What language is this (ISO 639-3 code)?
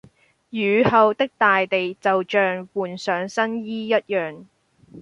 yue